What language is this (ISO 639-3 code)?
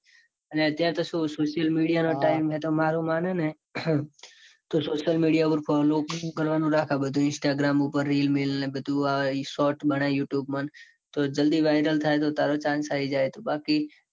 guj